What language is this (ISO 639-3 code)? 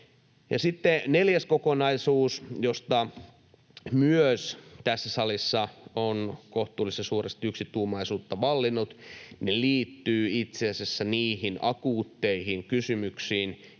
fin